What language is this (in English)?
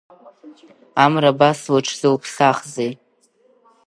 Abkhazian